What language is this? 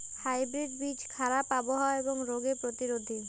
Bangla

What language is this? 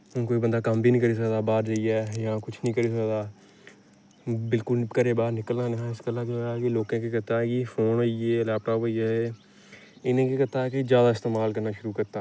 Dogri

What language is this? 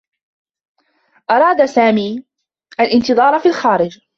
Arabic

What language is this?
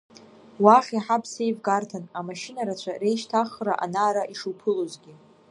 Abkhazian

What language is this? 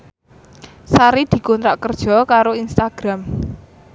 Javanese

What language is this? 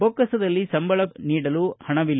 Kannada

